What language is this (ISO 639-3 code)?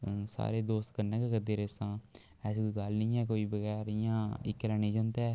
doi